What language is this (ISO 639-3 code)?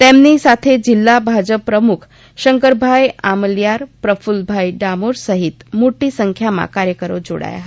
guj